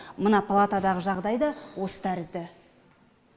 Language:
Kazakh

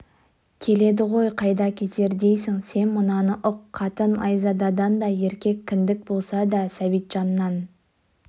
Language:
Kazakh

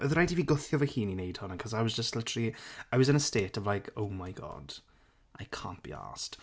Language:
Welsh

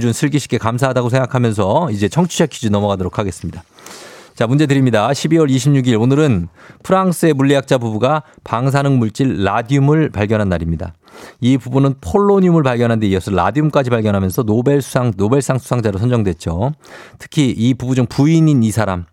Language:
Korean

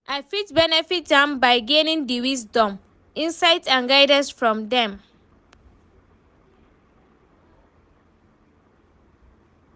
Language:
Nigerian Pidgin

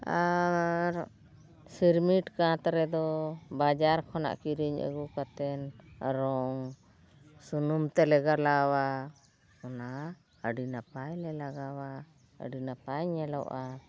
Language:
Santali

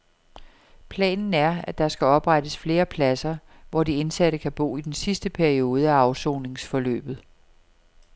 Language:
Danish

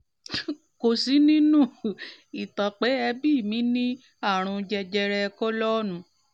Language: Yoruba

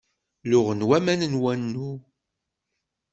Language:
Kabyle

